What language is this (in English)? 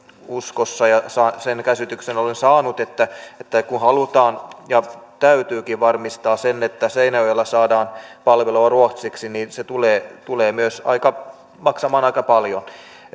Finnish